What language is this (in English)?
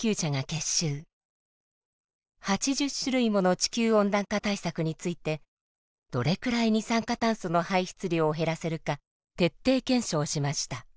Japanese